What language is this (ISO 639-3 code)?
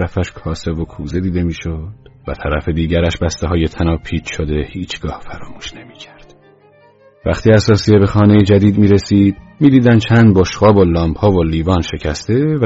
fas